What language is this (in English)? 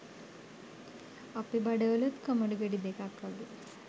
Sinhala